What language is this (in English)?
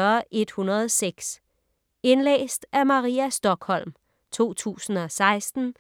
Danish